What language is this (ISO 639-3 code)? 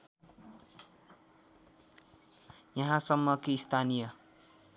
nep